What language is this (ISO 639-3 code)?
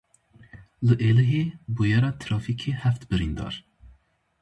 kur